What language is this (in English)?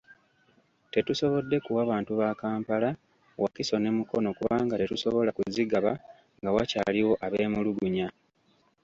Ganda